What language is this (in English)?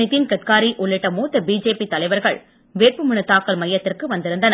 Tamil